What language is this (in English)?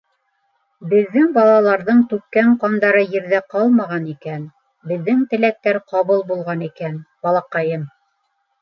Bashkir